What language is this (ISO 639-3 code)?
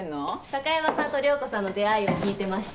jpn